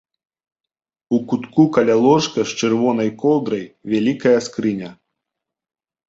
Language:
Belarusian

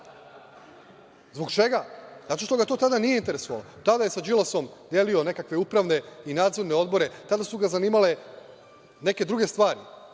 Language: Serbian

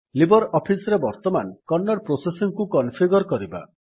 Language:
Odia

